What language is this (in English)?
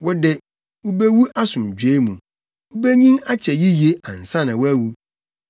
Akan